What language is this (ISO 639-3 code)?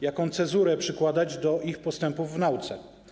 pol